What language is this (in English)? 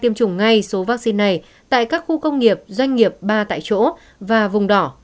Vietnamese